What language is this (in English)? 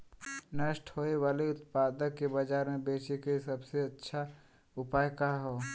Bhojpuri